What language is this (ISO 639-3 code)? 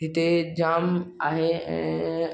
snd